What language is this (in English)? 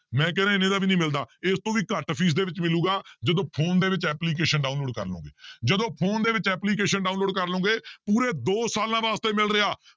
Punjabi